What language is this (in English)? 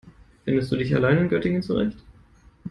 German